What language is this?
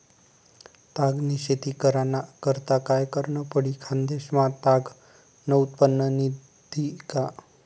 Marathi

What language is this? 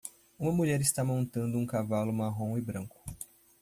Portuguese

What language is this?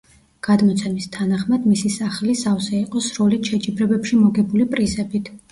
Georgian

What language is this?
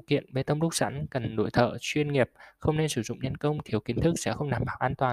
Vietnamese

